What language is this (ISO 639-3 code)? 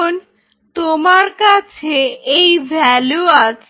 ben